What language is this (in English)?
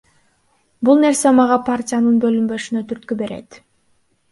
Kyrgyz